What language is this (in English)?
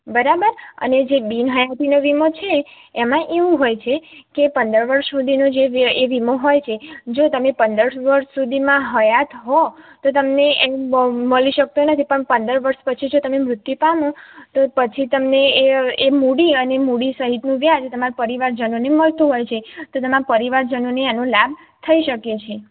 Gujarati